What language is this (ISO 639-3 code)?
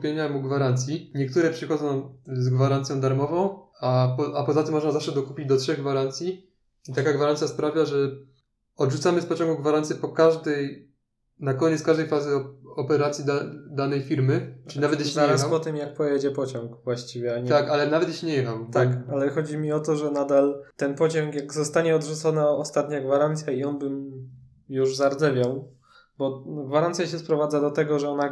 pol